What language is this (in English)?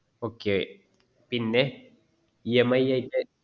Malayalam